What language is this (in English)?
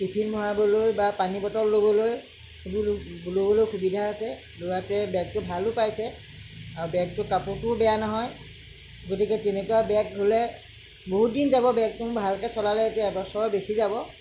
Assamese